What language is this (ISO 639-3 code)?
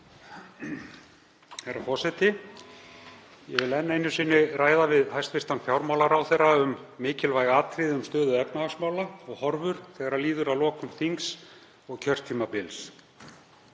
isl